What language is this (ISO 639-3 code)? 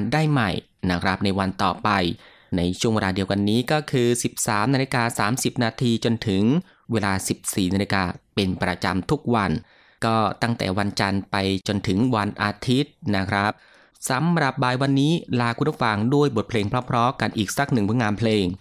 tha